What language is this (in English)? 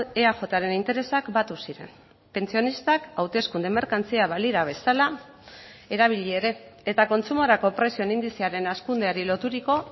Basque